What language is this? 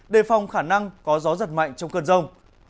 Vietnamese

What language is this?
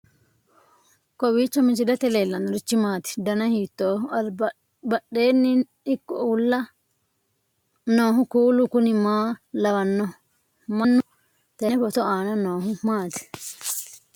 Sidamo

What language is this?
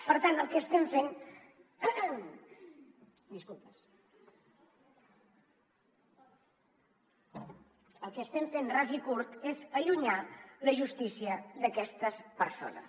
Catalan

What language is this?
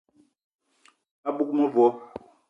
Eton (Cameroon)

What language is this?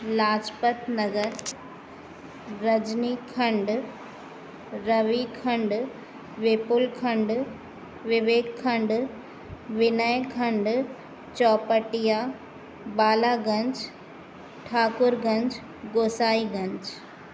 Sindhi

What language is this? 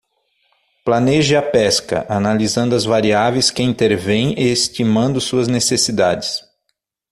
Portuguese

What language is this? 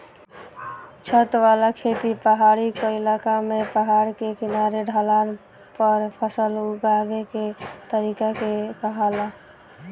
Bhojpuri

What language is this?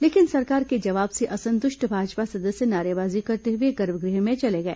Hindi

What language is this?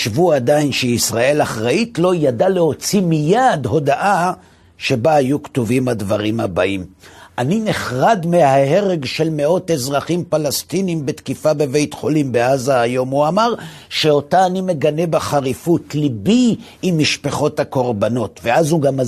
Hebrew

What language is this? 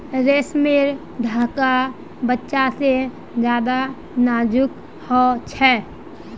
Magahi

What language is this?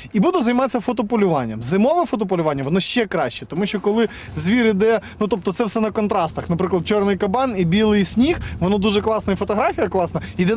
Ukrainian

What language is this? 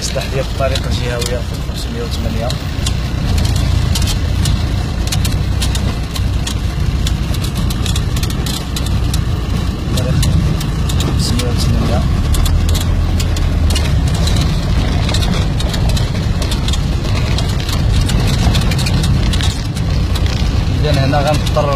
Arabic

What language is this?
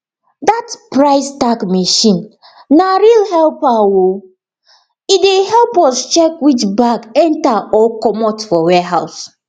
Nigerian Pidgin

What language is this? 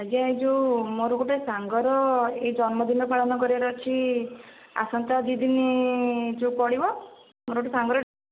Odia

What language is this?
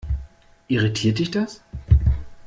German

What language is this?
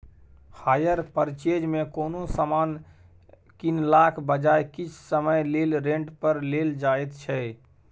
Maithili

